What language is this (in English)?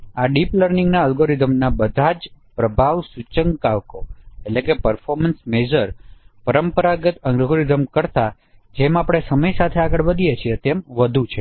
Gujarati